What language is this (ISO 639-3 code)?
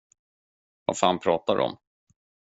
swe